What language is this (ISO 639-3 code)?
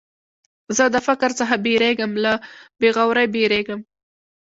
pus